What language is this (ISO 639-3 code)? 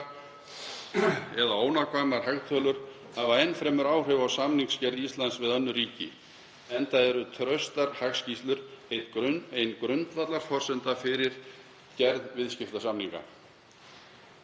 isl